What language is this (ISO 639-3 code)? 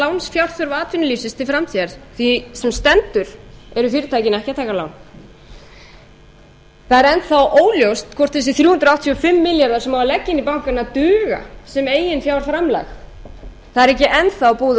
isl